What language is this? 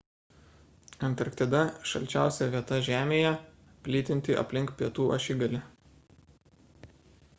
Lithuanian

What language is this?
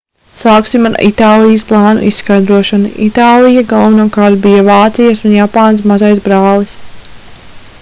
Latvian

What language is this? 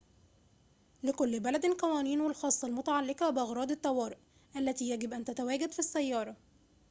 Arabic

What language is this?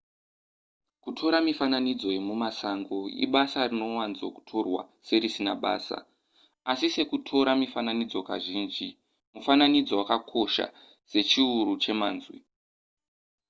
Shona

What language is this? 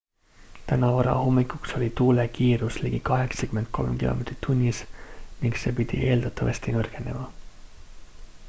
Estonian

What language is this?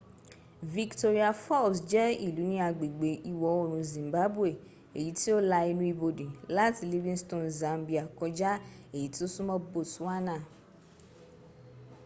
Yoruba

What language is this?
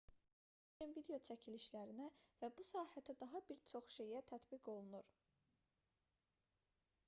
Azerbaijani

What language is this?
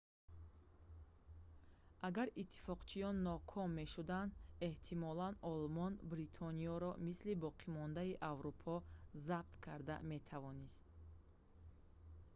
Tajik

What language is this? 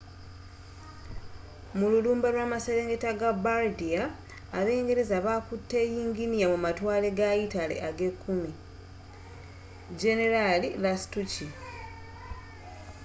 Ganda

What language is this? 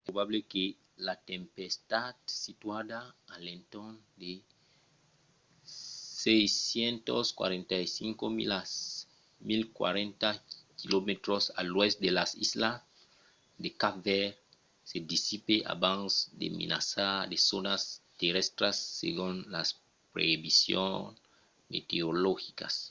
Occitan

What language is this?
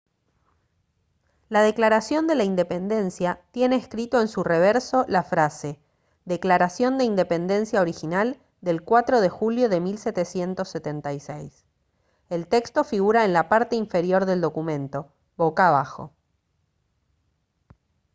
Spanish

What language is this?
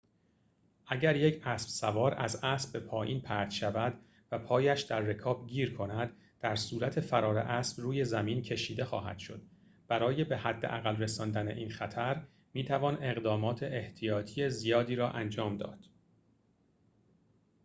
Persian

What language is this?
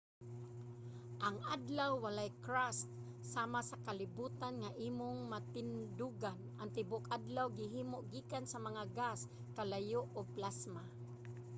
Cebuano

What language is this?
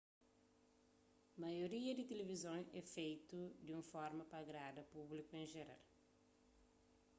Kabuverdianu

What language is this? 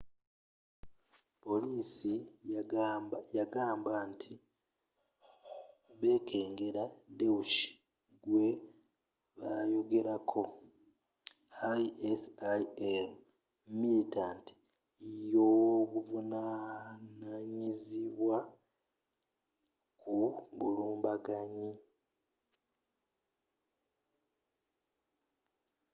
Ganda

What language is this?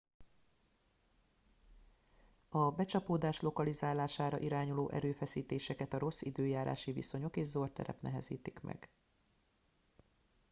Hungarian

